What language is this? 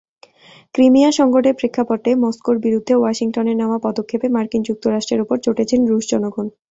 Bangla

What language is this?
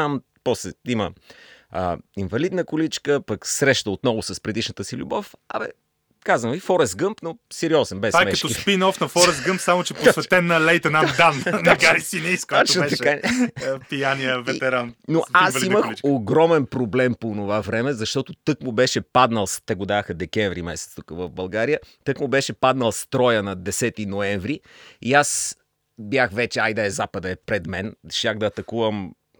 Bulgarian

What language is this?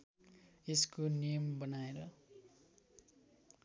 Nepali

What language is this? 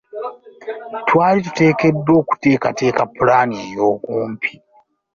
Ganda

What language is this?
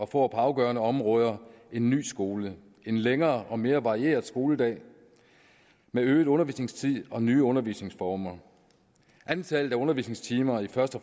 Danish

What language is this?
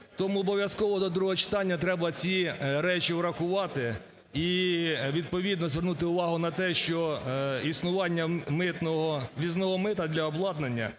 Ukrainian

